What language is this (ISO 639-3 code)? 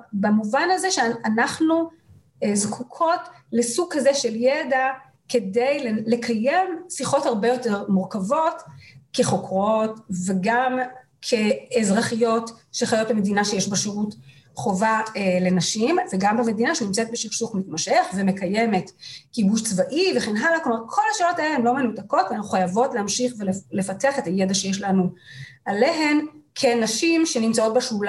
heb